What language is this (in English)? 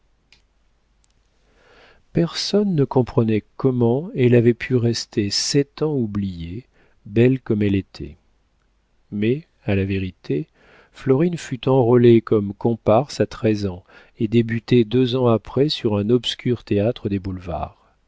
French